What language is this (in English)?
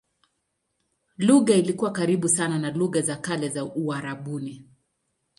Swahili